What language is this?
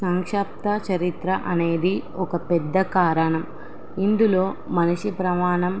Telugu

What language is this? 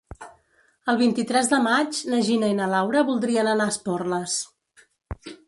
Catalan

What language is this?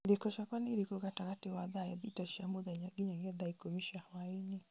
Kikuyu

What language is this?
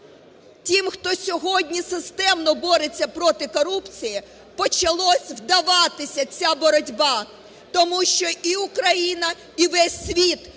Ukrainian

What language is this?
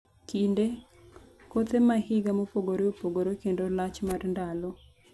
Luo (Kenya and Tanzania)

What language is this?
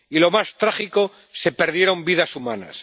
Spanish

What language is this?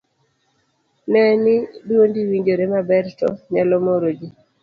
Luo (Kenya and Tanzania)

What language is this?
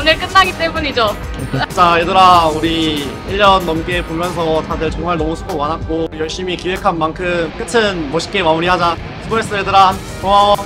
Korean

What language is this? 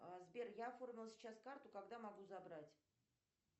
Russian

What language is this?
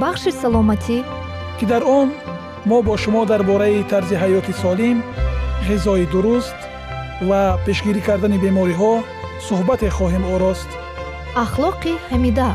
Persian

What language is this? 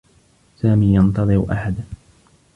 Arabic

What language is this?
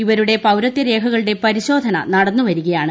Malayalam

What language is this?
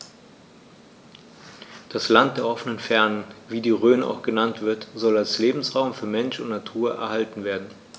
German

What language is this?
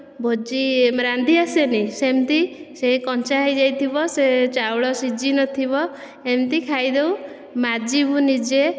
Odia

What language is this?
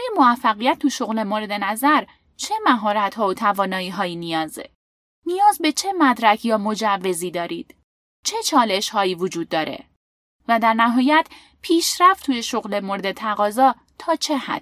Persian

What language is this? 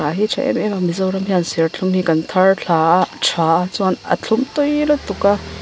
Mizo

